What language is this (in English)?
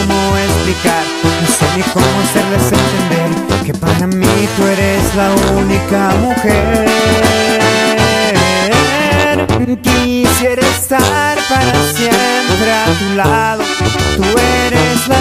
Spanish